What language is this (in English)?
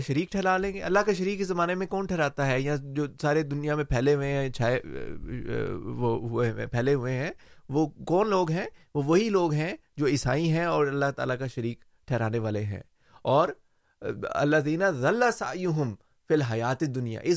Urdu